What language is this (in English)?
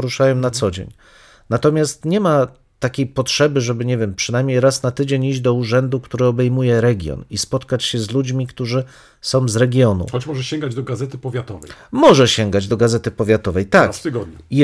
Polish